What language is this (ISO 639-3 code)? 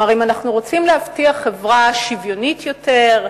heb